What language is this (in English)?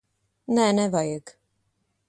Latvian